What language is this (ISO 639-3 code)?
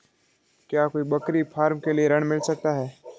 hin